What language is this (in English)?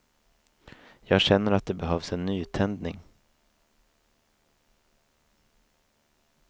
Swedish